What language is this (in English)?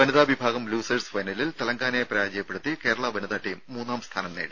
Malayalam